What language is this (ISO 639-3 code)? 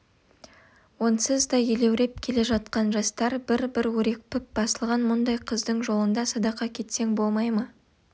kaz